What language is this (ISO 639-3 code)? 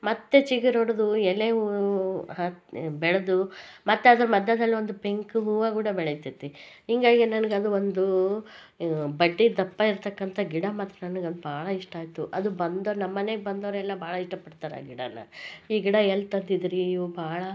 kan